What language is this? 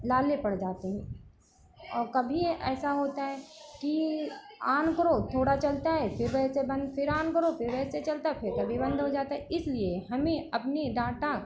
Hindi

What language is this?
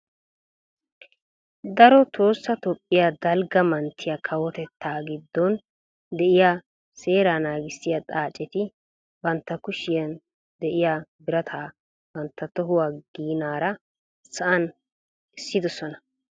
Wolaytta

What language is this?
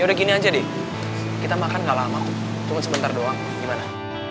Indonesian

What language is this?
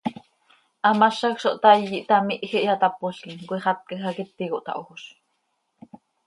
Seri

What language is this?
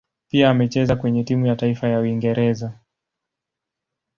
Swahili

